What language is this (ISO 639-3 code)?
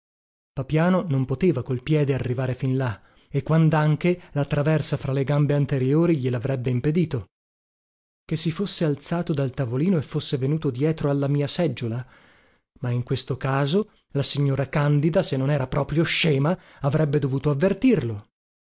ita